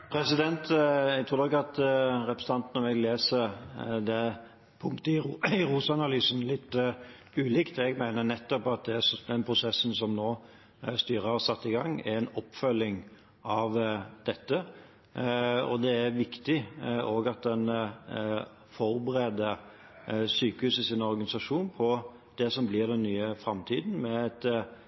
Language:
Norwegian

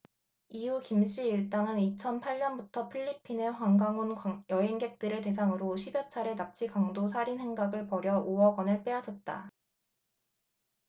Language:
Korean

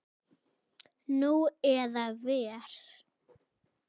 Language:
Icelandic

